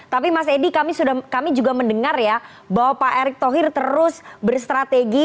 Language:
Indonesian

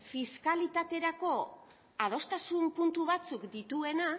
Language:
Basque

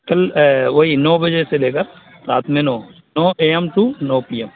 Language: Urdu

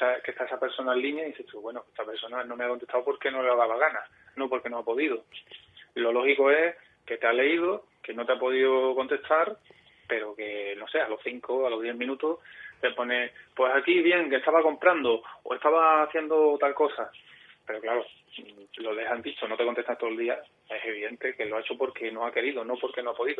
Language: Spanish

